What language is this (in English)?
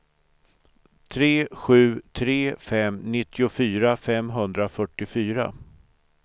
Swedish